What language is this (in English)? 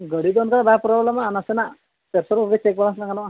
Santali